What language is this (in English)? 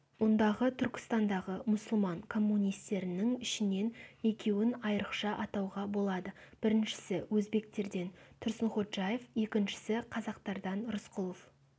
Kazakh